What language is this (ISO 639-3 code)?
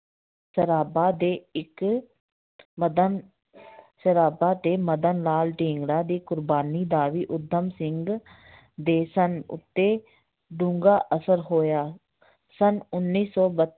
pan